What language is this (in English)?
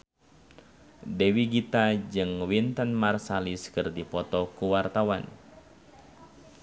Sundanese